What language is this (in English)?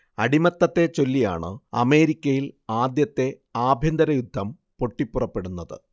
Malayalam